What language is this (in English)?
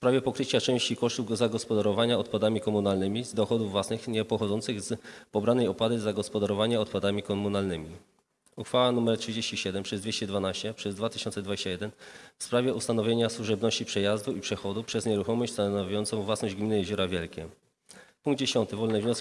Polish